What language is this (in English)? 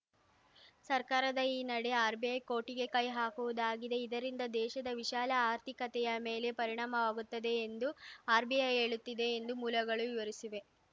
Kannada